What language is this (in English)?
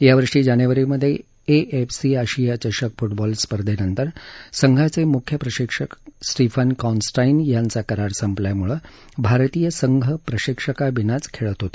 Marathi